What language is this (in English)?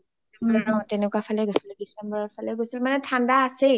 Assamese